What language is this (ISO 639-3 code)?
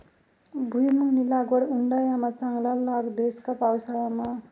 mar